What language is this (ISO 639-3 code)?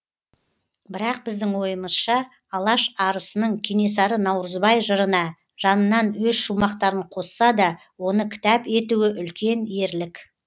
kaz